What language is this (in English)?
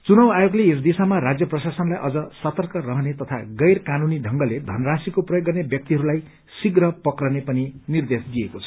Nepali